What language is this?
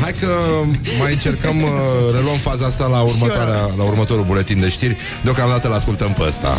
Romanian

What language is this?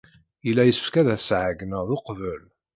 Kabyle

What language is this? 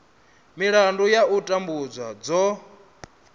Venda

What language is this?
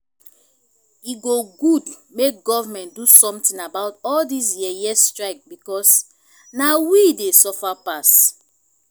Nigerian Pidgin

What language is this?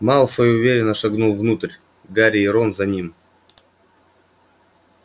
Russian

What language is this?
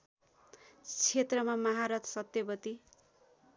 Nepali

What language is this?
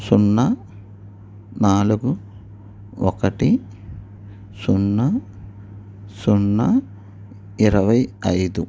Telugu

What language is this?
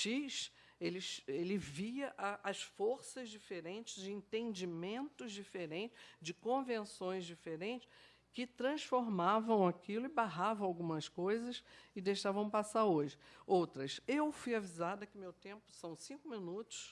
Portuguese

